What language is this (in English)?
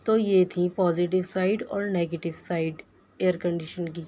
Urdu